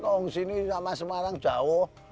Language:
Indonesian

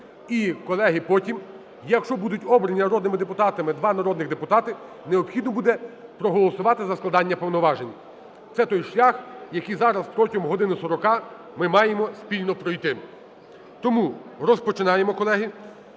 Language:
Ukrainian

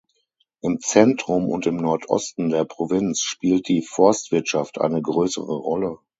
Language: German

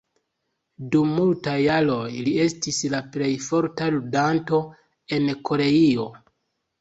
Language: Esperanto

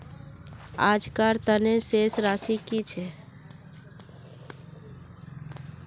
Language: Magahi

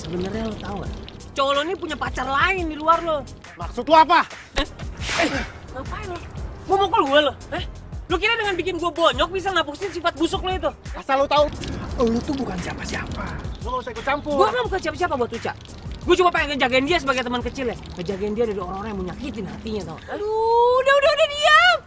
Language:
Indonesian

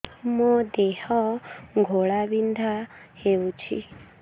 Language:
Odia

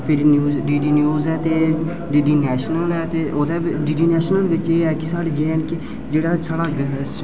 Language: Dogri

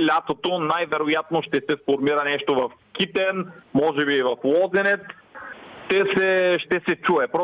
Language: Bulgarian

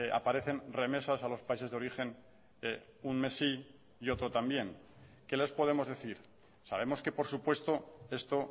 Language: Spanish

